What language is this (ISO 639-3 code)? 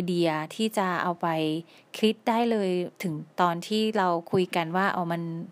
tha